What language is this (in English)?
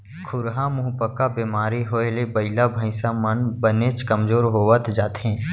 Chhattisgarhi